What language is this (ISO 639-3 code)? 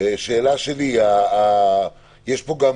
heb